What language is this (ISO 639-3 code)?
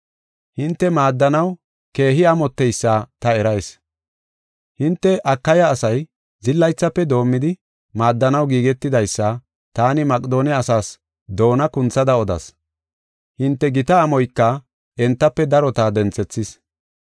gof